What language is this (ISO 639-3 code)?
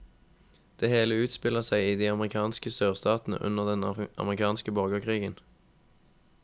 nor